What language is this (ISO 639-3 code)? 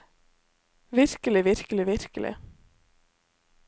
nor